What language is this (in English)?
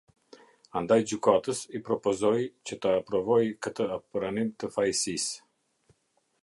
Albanian